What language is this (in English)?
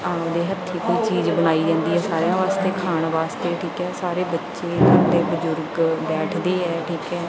Punjabi